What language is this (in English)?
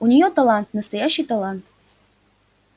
Russian